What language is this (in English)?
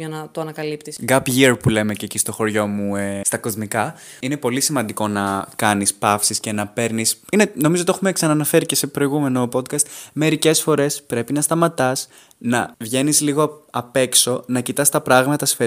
Greek